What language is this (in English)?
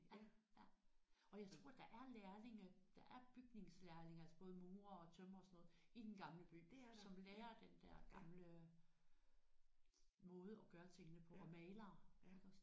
Danish